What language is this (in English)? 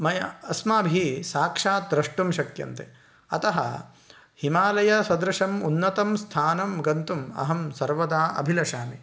Sanskrit